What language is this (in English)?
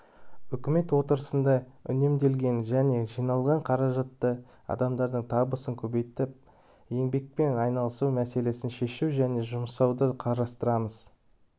Kazakh